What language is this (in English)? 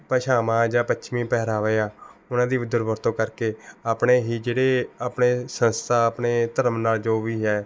Punjabi